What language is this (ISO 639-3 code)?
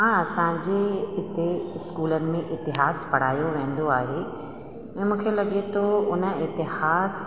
snd